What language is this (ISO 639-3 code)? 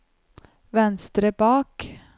nor